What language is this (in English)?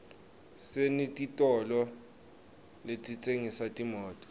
Swati